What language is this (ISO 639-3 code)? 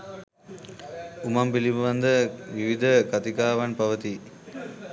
sin